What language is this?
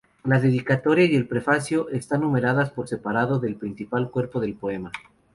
Spanish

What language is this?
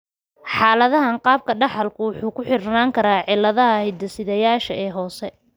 Somali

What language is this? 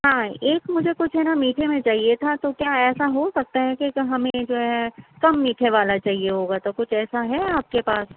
Urdu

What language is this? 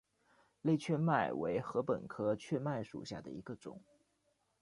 Chinese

